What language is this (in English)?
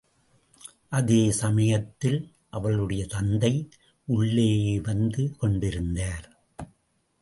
Tamil